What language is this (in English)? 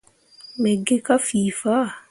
Mundang